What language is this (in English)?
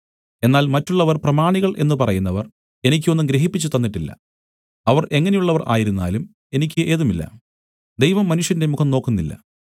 Malayalam